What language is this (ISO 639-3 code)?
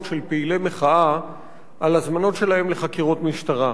heb